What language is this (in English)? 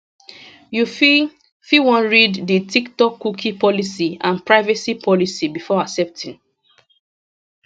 Nigerian Pidgin